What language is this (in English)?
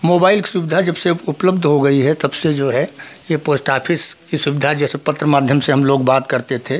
Hindi